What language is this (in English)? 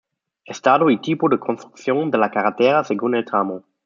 Spanish